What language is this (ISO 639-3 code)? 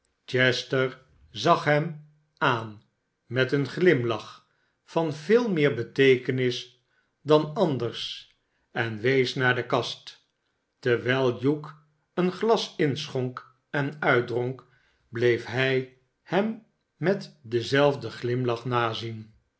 nld